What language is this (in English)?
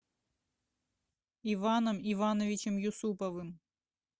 Russian